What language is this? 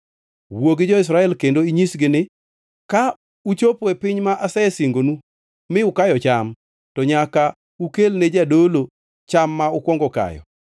Luo (Kenya and Tanzania)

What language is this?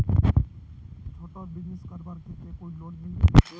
Magahi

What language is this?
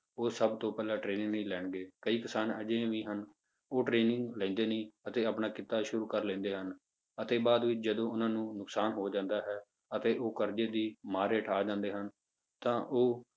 Punjabi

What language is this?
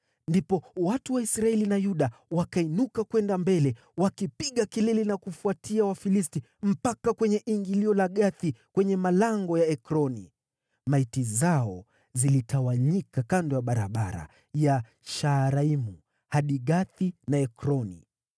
Swahili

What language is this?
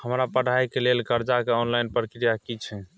Maithili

